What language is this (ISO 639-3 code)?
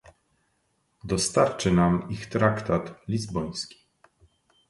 pol